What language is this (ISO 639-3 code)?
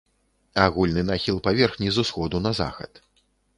bel